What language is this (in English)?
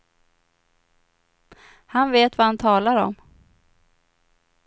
Swedish